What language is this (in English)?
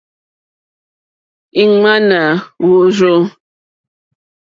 Mokpwe